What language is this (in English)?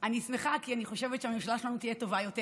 Hebrew